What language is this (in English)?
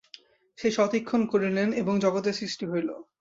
Bangla